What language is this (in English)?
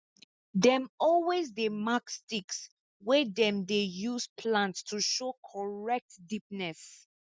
Nigerian Pidgin